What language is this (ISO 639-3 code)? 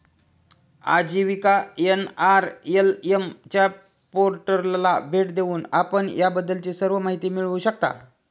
mar